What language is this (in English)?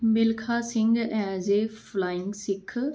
Punjabi